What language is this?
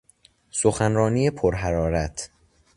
Persian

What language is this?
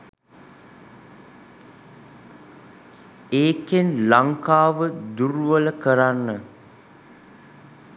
Sinhala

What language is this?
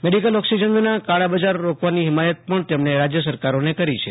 Gujarati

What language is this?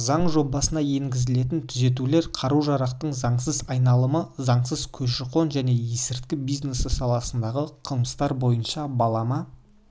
Kazakh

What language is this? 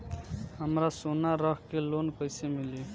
Bhojpuri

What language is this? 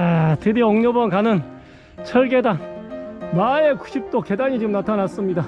Korean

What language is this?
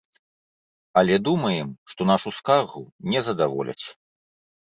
Belarusian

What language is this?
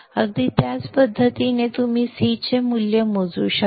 Marathi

